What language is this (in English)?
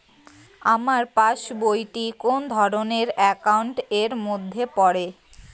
Bangla